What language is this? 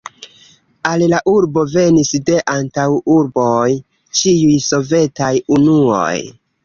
Esperanto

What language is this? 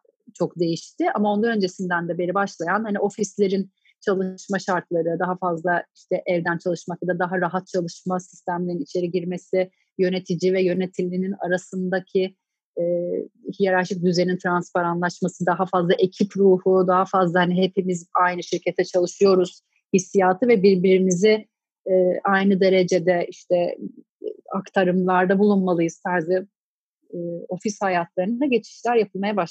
Turkish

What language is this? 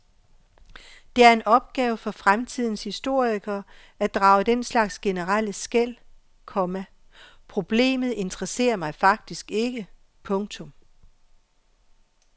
Danish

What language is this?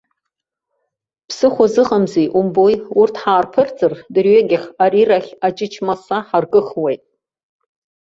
Abkhazian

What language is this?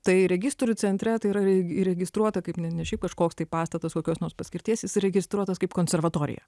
Lithuanian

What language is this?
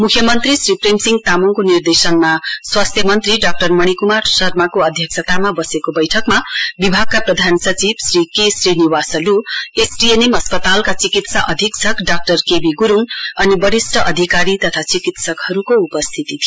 Nepali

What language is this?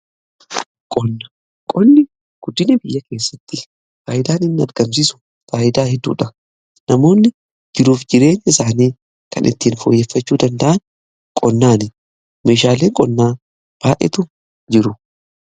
Oromo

